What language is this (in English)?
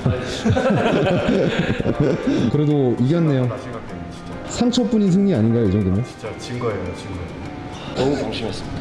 Korean